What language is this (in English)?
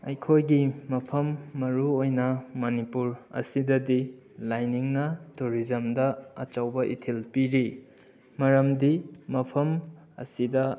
Manipuri